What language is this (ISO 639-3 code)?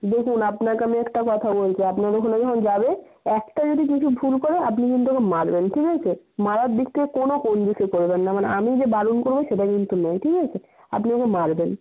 ben